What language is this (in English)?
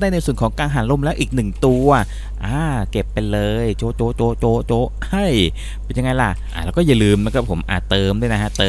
Thai